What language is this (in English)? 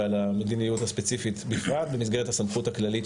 Hebrew